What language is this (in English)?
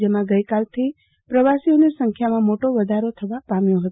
Gujarati